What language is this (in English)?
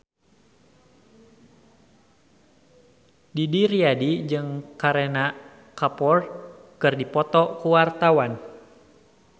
Sundanese